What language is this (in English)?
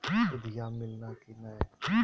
Magahi